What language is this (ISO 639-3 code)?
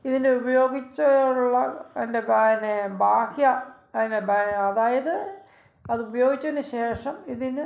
mal